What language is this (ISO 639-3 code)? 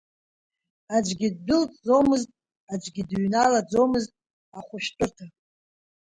abk